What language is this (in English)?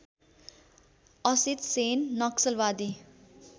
Nepali